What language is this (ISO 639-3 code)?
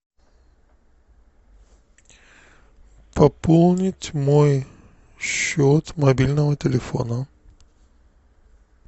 rus